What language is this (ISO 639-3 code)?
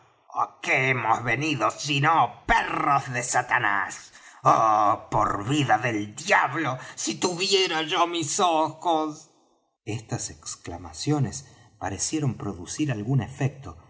spa